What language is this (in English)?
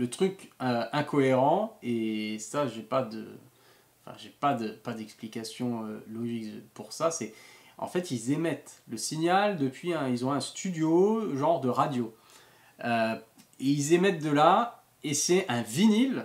French